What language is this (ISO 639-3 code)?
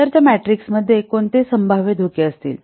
mar